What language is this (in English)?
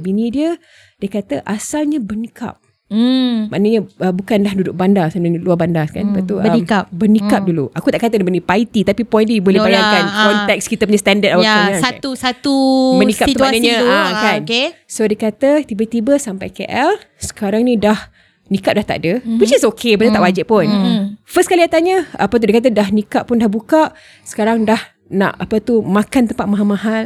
Malay